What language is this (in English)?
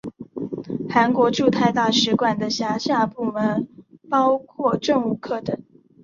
Chinese